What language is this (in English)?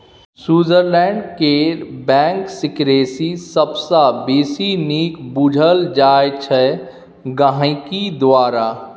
Maithili